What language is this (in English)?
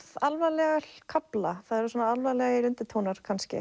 Icelandic